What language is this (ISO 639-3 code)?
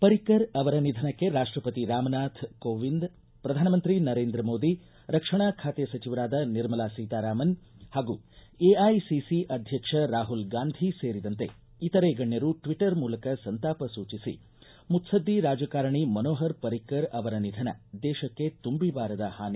kan